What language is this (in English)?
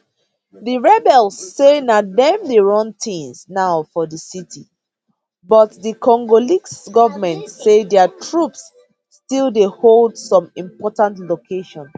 Nigerian Pidgin